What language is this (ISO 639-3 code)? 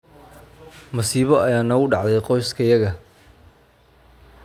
som